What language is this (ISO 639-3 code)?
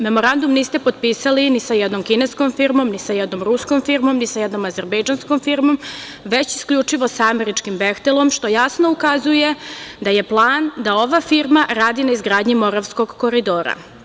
srp